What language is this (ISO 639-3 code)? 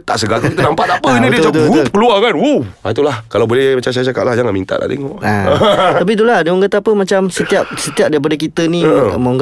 msa